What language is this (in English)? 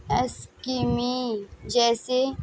Urdu